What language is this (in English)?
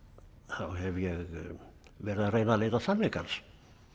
Icelandic